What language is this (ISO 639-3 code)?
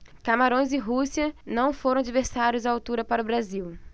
por